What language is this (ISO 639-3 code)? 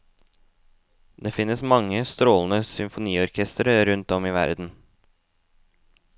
nor